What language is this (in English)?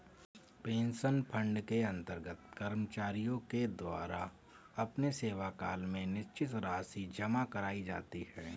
Hindi